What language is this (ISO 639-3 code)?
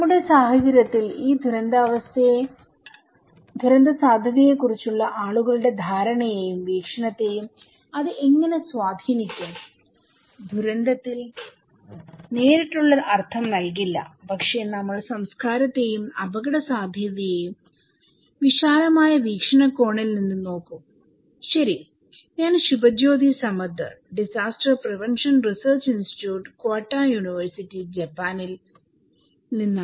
mal